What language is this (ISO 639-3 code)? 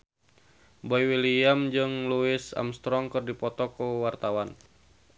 sun